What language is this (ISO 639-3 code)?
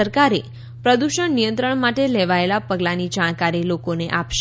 guj